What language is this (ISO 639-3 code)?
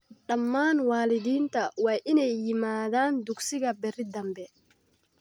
som